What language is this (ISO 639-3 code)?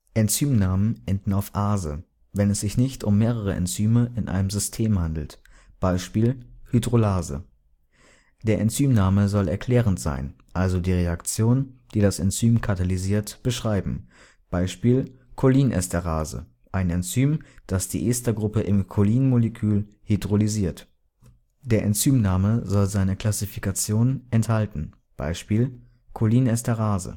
deu